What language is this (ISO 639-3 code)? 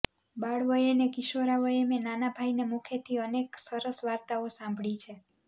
guj